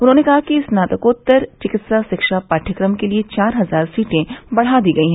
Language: Hindi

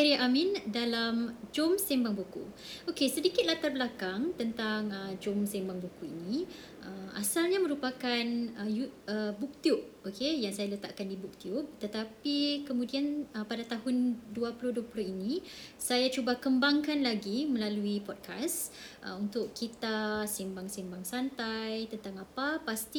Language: Malay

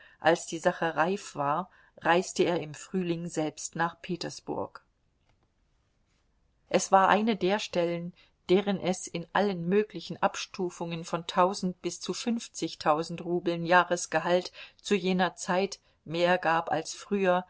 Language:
German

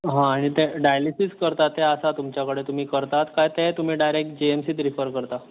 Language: Konkani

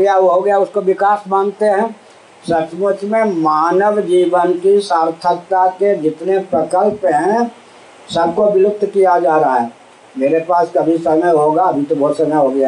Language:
Hindi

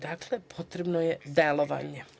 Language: Serbian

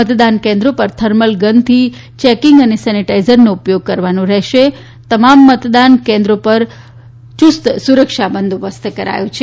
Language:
Gujarati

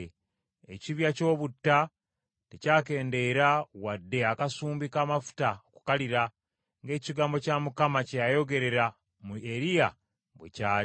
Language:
Ganda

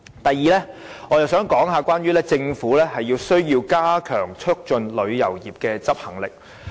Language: Cantonese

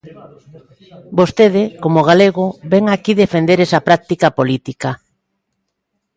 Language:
Galician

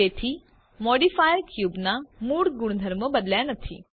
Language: Gujarati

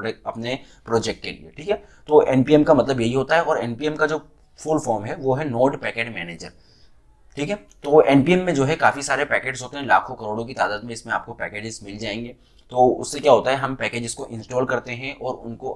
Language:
Hindi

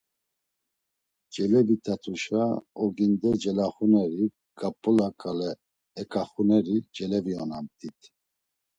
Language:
Laz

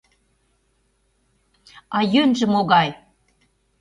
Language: Mari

